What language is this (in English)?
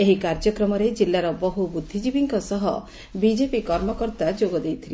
Odia